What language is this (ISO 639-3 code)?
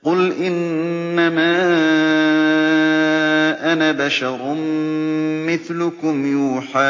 ara